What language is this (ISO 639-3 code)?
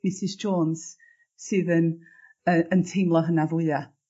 cym